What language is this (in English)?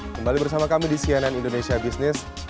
Indonesian